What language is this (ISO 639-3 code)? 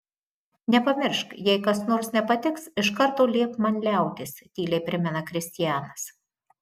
lit